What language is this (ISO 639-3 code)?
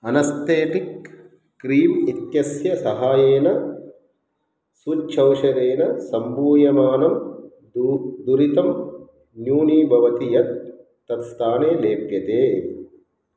san